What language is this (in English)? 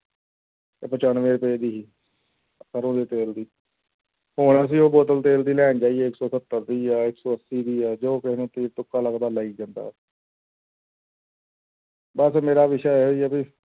Punjabi